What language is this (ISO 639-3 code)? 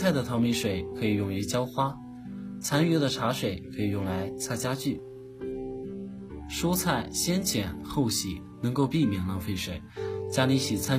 zho